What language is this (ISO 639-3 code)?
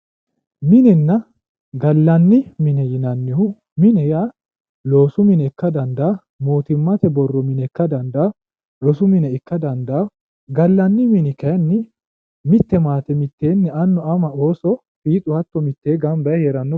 sid